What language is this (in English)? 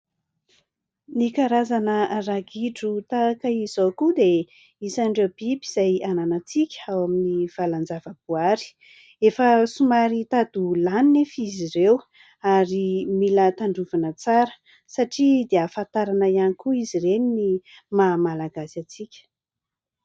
Malagasy